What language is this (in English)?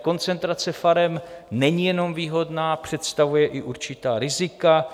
Czech